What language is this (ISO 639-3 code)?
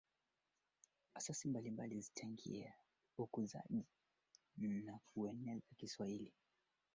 swa